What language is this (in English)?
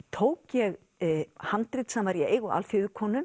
Icelandic